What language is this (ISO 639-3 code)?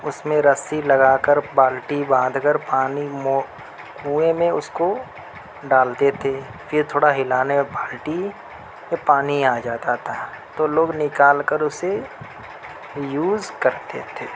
urd